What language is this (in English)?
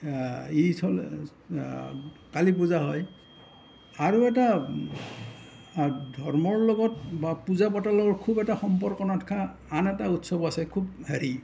Assamese